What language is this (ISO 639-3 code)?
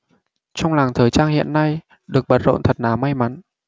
vie